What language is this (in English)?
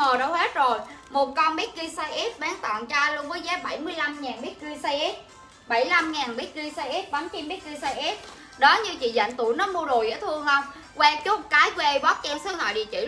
Vietnamese